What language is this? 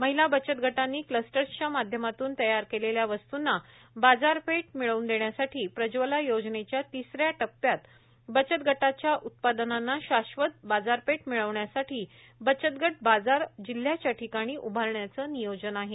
Marathi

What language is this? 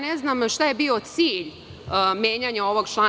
Serbian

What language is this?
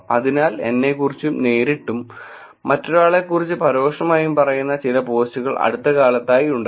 Malayalam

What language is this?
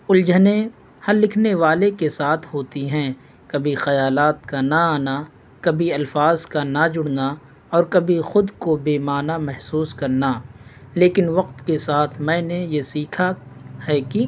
Urdu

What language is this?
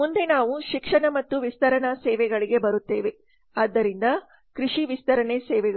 Kannada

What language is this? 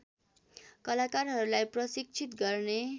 Nepali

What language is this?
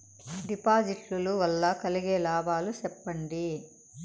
Telugu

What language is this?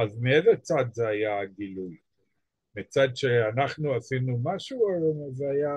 Hebrew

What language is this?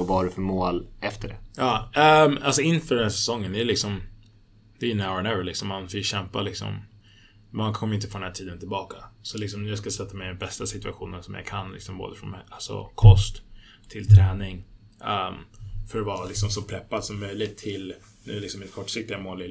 Swedish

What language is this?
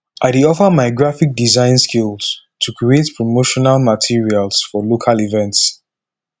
Nigerian Pidgin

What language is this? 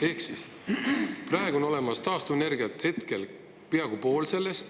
Estonian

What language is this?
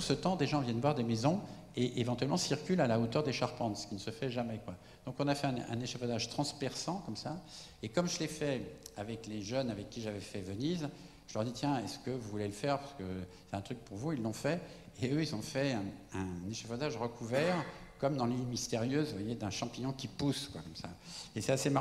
French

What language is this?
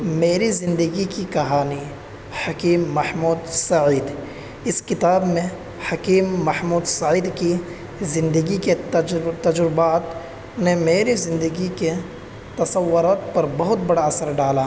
Urdu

